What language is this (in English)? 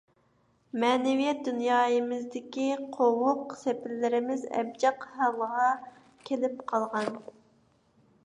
Uyghur